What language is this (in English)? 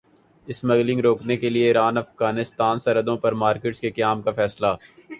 Urdu